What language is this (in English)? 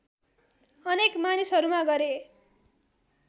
Nepali